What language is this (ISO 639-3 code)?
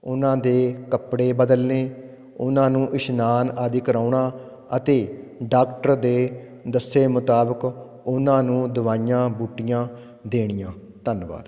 pan